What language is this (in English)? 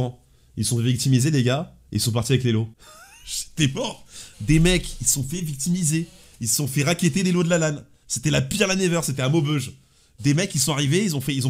French